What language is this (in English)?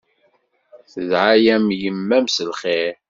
Kabyle